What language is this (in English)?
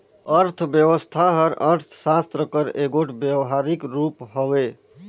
Chhattisgarhi